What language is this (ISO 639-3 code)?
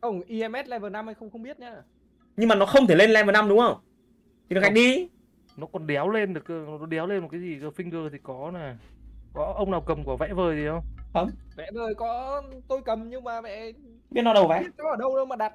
vie